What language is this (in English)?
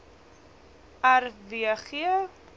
Afrikaans